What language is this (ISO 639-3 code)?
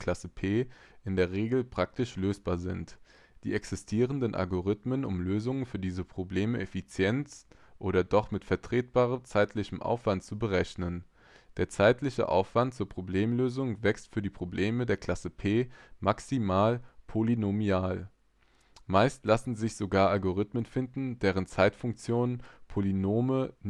deu